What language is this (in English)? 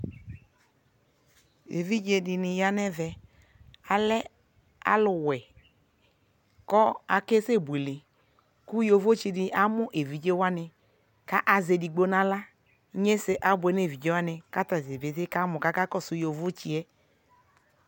Ikposo